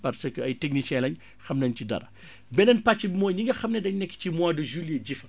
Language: Wolof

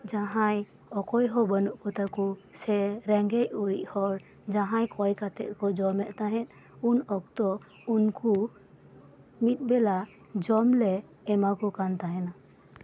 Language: Santali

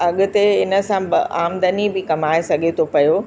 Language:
Sindhi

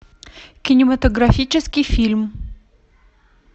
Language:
Russian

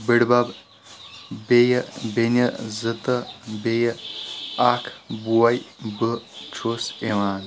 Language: Kashmiri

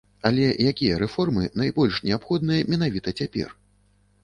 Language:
Belarusian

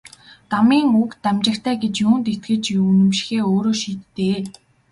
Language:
Mongolian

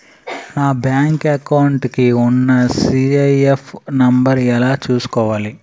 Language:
Telugu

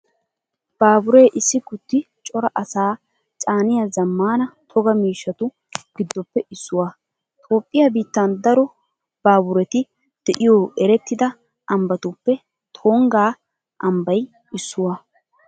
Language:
Wolaytta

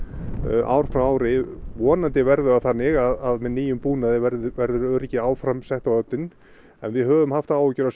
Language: Icelandic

